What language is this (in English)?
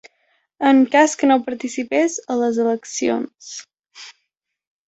Catalan